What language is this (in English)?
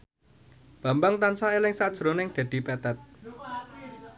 Javanese